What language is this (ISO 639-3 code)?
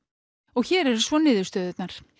isl